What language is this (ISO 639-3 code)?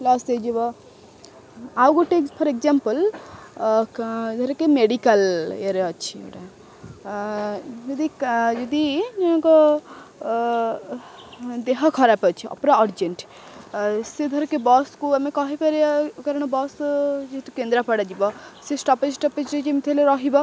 ori